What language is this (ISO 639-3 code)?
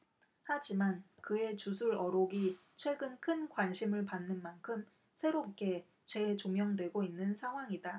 kor